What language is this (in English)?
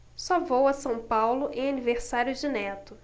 Portuguese